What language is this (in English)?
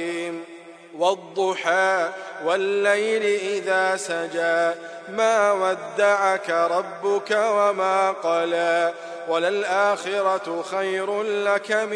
Arabic